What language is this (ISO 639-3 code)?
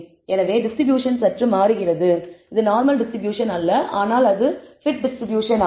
tam